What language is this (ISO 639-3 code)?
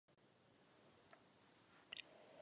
ces